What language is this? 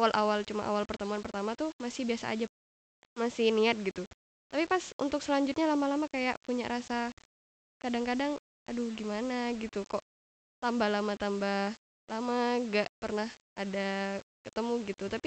Indonesian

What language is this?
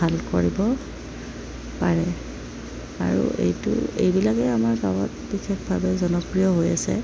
Assamese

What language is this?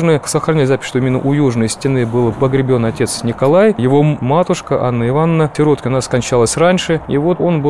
Russian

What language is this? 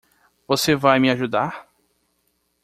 Portuguese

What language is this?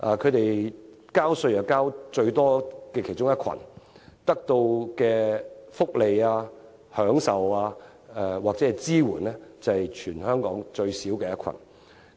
Cantonese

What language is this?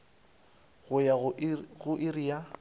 Northern Sotho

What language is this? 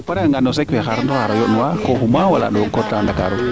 Serer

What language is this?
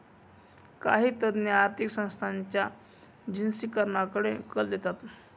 Marathi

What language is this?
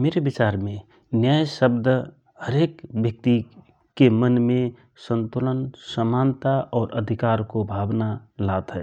Rana Tharu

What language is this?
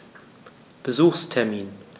German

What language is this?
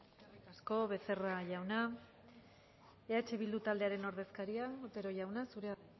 Basque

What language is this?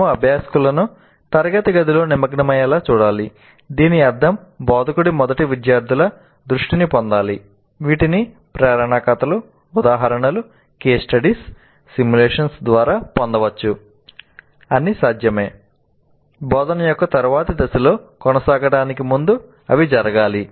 Telugu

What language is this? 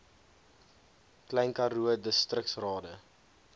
Afrikaans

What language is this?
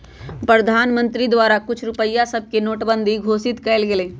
Magahi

